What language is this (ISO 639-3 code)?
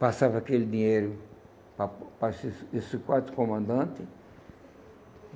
por